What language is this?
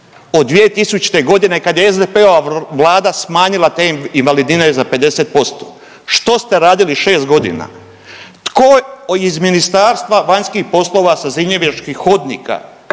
Croatian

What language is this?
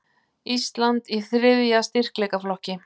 Icelandic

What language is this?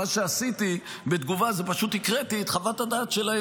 Hebrew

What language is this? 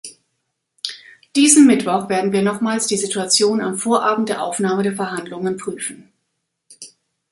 German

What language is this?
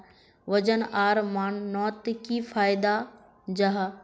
Magahi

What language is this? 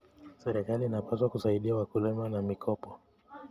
Kalenjin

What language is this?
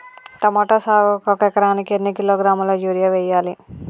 Telugu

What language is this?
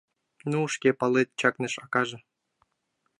Mari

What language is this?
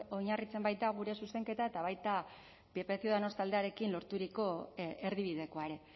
Basque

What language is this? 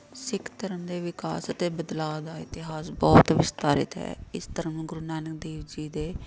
Punjabi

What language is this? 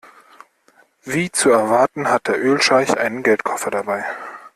German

